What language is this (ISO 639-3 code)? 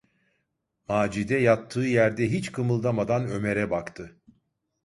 tur